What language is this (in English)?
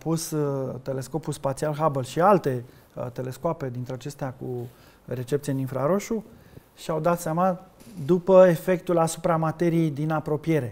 Romanian